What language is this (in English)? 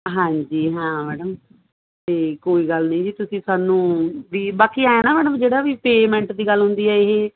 Punjabi